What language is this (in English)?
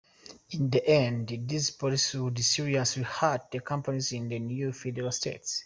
English